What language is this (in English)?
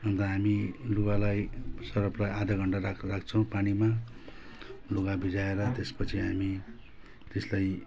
Nepali